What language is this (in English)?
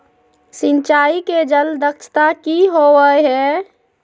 Magahi